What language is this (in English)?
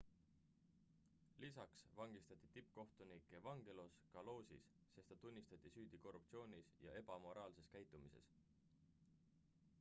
Estonian